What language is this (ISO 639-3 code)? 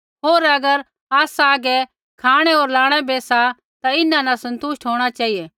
kfx